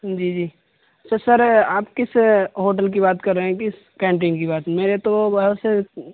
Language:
Urdu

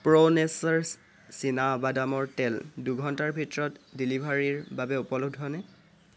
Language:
Assamese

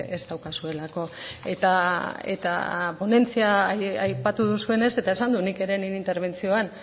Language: Basque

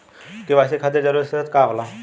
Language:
Bhojpuri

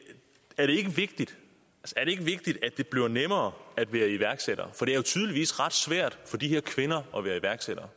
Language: Danish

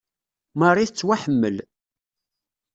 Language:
Kabyle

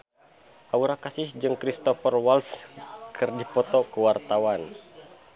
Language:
Sundanese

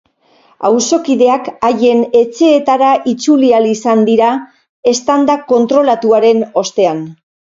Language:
Basque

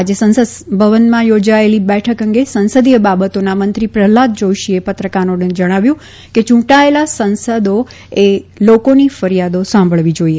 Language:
Gujarati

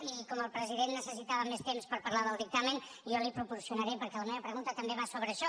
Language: Catalan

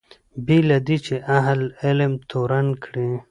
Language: Pashto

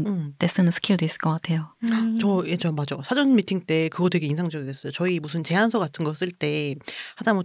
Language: Korean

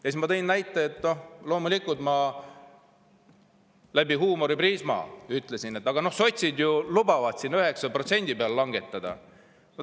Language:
Estonian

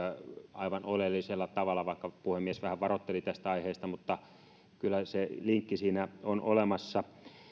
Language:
Finnish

